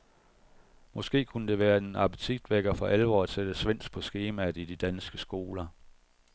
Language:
Danish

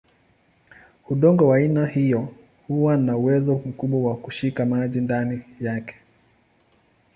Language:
Swahili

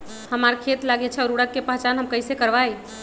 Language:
Magahi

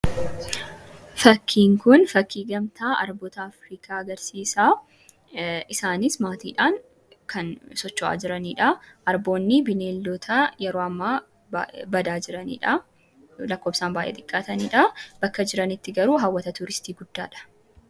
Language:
Oromo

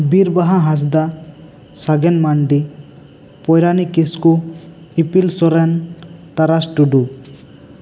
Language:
Santali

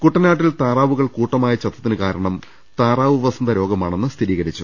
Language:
Malayalam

